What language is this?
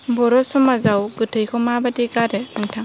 Bodo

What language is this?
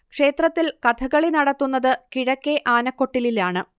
Malayalam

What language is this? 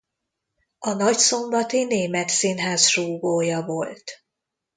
Hungarian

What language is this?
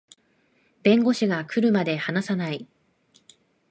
Japanese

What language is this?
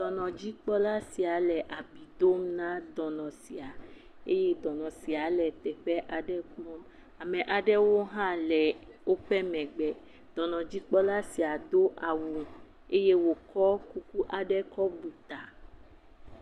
Ewe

